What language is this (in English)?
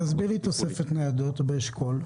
Hebrew